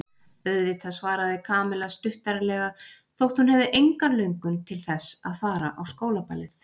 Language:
Icelandic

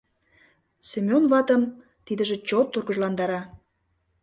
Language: Mari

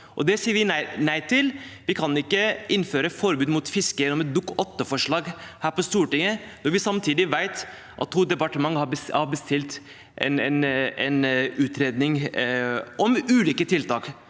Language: Norwegian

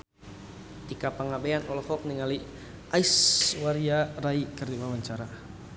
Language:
Sundanese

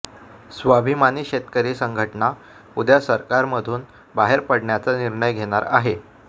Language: Marathi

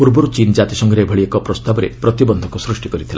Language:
Odia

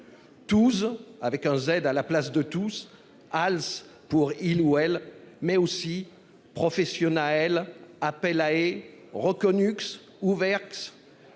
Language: French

